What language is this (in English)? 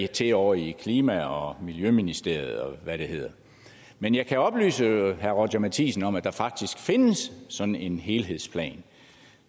Danish